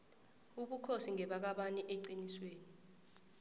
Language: South Ndebele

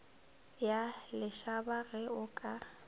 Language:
Northern Sotho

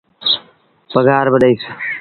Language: Sindhi Bhil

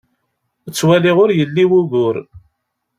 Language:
Kabyle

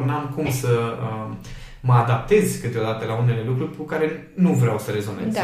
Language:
Romanian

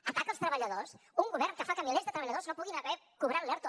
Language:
Catalan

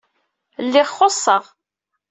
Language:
Kabyle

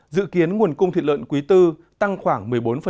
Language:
Vietnamese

